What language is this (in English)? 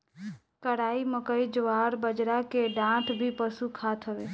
Bhojpuri